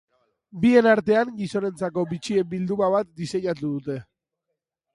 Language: Basque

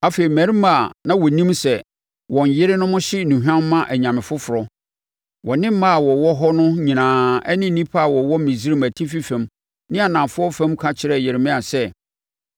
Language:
Akan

